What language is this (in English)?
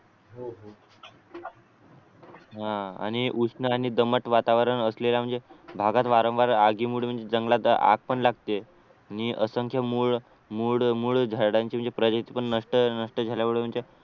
Marathi